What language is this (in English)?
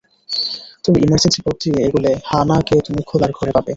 Bangla